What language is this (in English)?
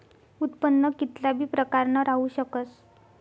Marathi